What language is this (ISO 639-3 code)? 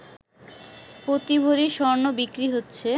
ben